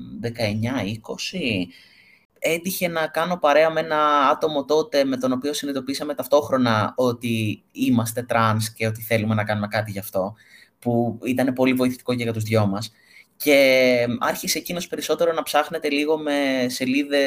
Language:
Greek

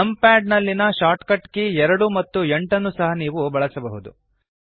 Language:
Kannada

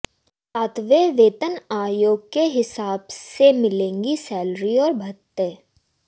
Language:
Hindi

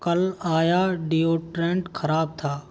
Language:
Hindi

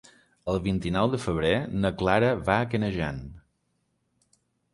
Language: Catalan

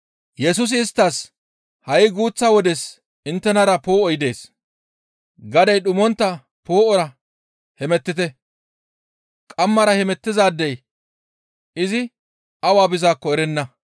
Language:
Gamo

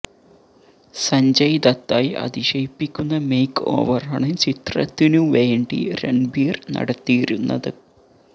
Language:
Malayalam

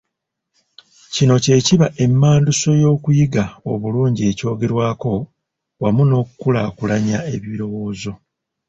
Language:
Ganda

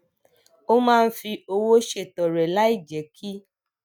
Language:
Yoruba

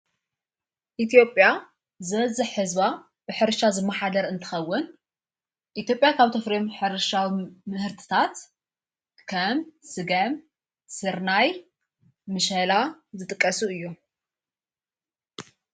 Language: Tigrinya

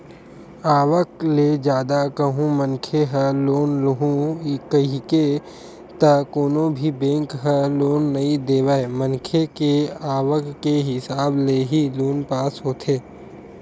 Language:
Chhattisgarhi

